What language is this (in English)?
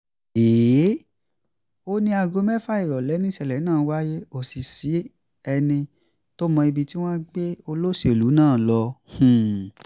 Yoruba